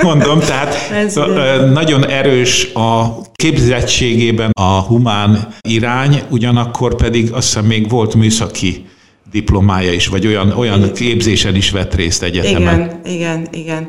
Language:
Hungarian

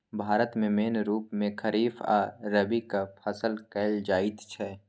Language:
Maithili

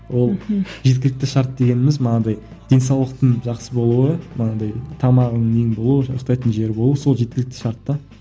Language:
Kazakh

